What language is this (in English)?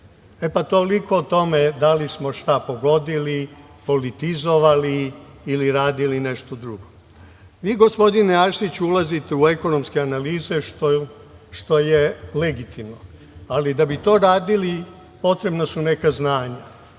Serbian